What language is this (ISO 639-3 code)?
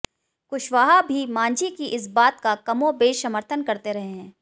hin